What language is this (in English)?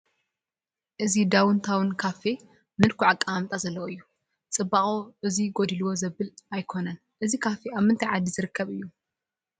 Tigrinya